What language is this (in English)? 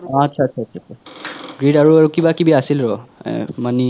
Assamese